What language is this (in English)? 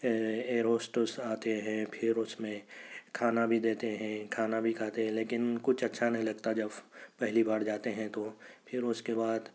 Urdu